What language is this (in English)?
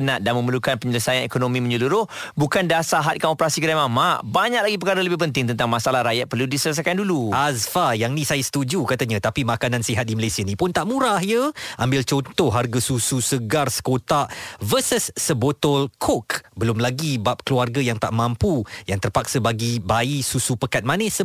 Malay